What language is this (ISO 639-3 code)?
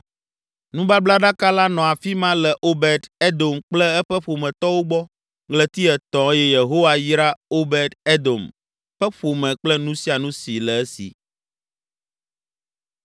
ewe